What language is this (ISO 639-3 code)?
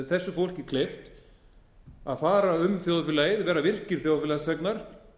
isl